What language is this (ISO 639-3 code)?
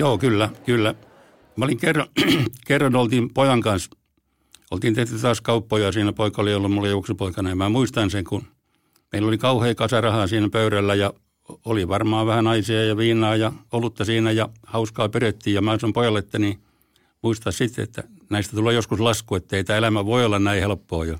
fin